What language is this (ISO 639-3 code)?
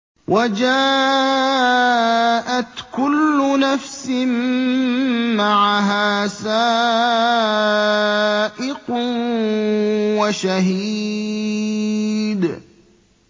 ara